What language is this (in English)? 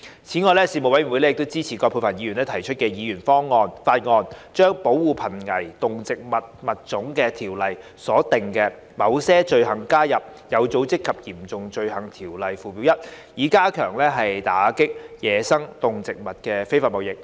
Cantonese